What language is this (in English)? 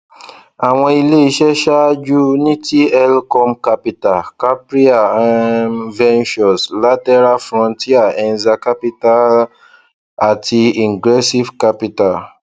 Yoruba